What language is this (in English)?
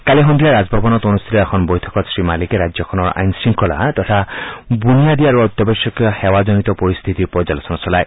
Assamese